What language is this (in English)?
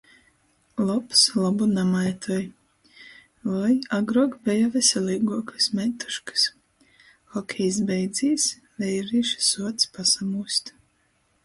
Latgalian